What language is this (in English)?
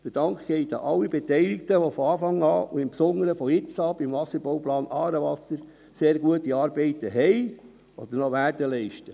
Swiss German